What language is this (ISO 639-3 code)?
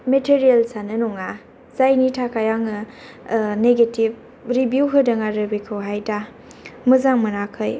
brx